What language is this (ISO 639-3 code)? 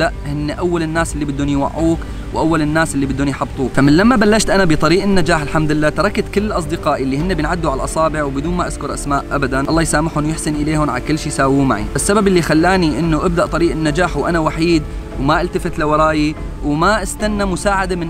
ara